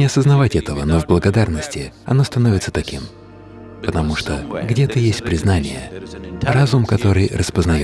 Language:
Russian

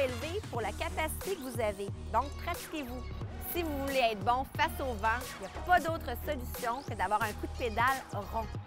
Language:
French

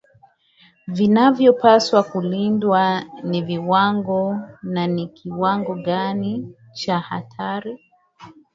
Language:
Swahili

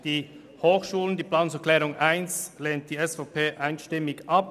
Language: Swiss German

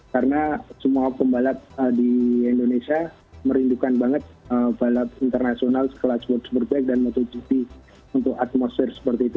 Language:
Indonesian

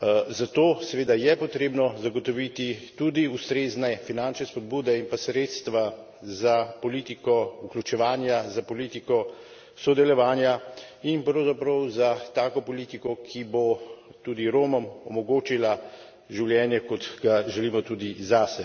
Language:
Slovenian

